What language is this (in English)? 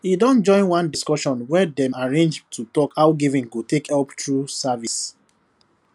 Nigerian Pidgin